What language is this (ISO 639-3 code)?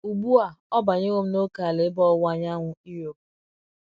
ibo